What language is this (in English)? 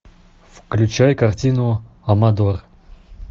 Russian